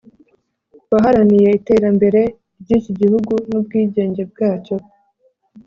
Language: Kinyarwanda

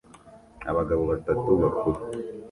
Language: Kinyarwanda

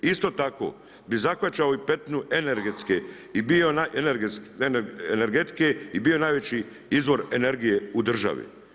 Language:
Croatian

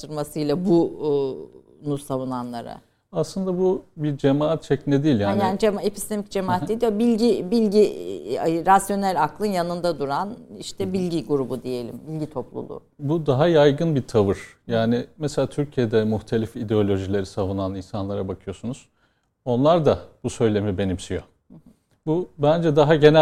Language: Turkish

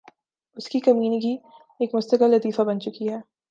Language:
Urdu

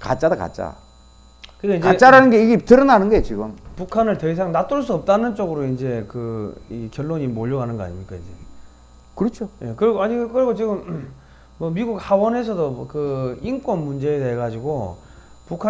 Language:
Korean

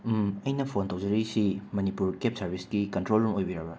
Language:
Manipuri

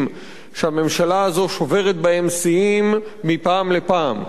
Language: Hebrew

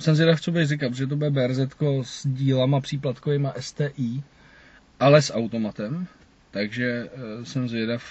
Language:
Czech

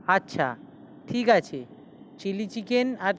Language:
Bangla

